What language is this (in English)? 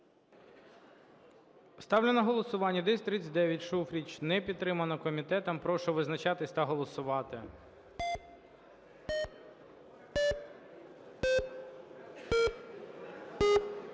Ukrainian